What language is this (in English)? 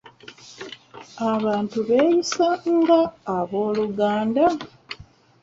Ganda